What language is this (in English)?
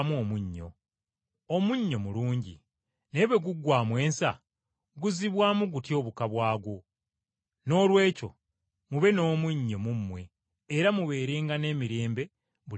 Ganda